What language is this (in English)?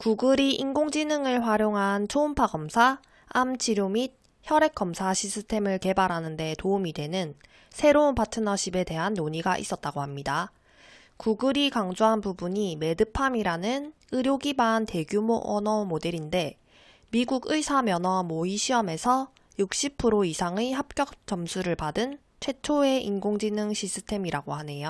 Korean